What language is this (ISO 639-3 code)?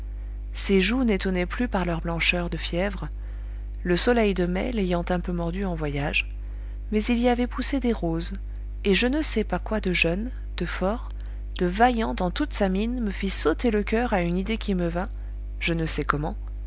fra